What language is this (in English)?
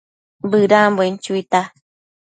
Matsés